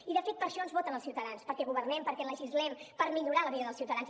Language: Catalan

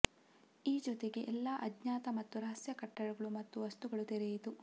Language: Kannada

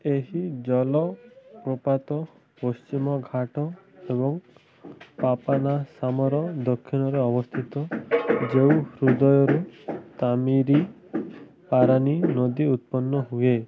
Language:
Odia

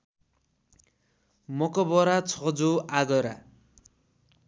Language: Nepali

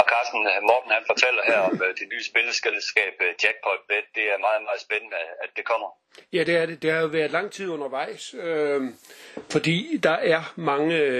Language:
Danish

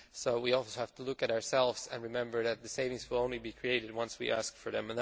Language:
English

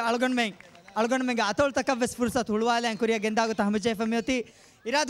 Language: Hindi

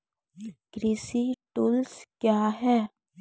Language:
Maithili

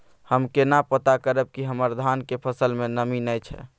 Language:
Maithili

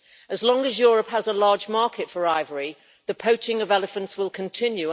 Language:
English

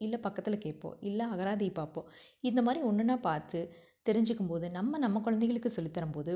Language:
Tamil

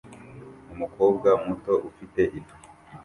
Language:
Kinyarwanda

